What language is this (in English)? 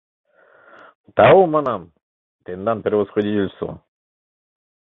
Mari